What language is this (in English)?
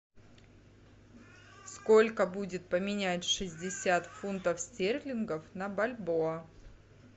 Russian